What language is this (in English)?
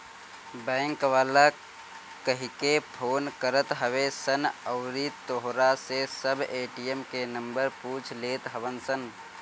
Bhojpuri